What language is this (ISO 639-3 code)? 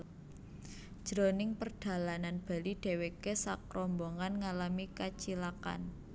jav